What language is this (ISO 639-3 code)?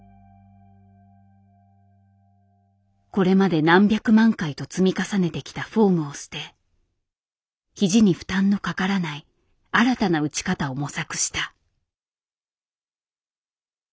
jpn